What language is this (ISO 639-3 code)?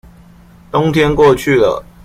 zho